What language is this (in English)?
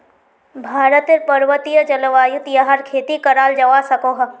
Magahi